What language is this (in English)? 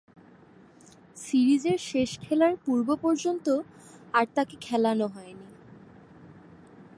Bangla